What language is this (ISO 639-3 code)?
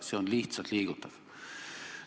est